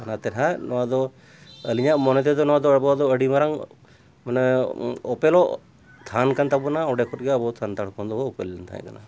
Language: Santali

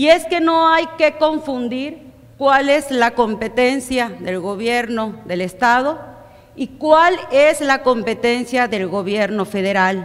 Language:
Spanish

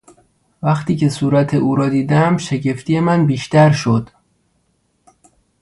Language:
Persian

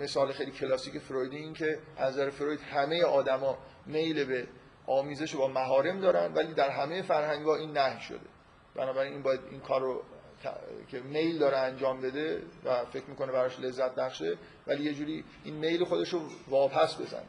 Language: Persian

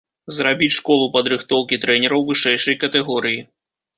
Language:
Belarusian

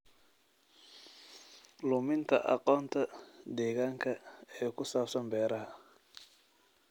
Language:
Somali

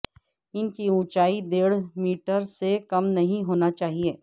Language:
Urdu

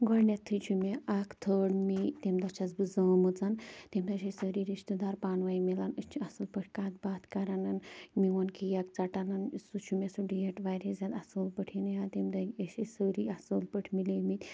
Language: Kashmiri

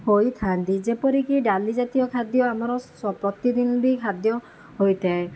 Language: Odia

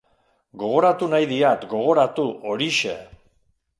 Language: Basque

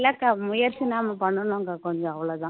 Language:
Tamil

